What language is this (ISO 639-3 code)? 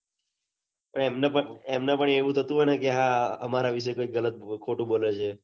guj